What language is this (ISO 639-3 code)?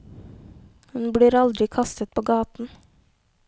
nor